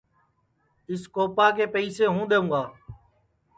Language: Sansi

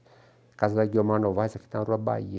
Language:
Portuguese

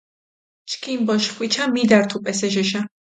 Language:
Mingrelian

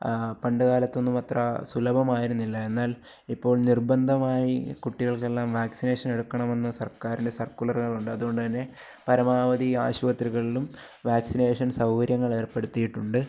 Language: Malayalam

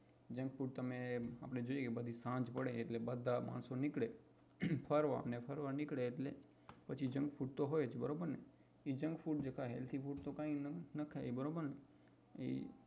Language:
Gujarati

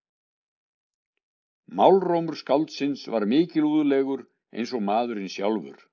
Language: Icelandic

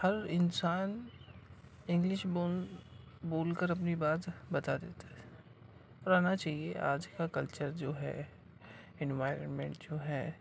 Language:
Urdu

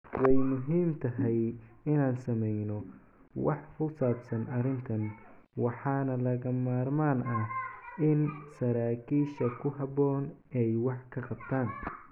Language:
Somali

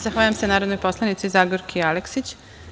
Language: Serbian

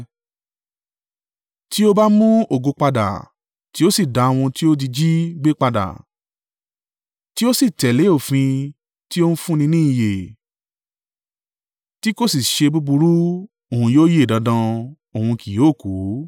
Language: Yoruba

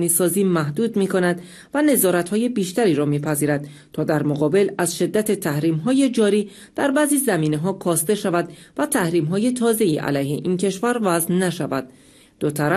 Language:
Persian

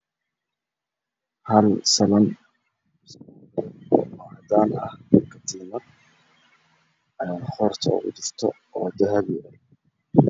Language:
Somali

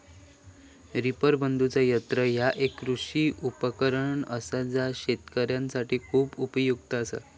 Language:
Marathi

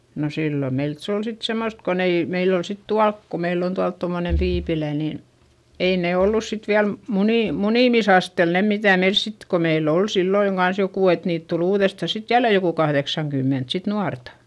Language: Finnish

